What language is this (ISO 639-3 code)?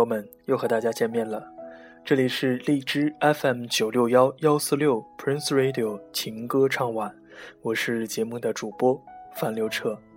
zho